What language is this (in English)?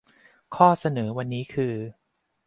Thai